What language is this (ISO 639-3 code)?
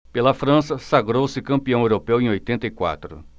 por